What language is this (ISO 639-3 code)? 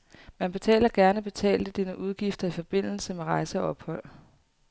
dan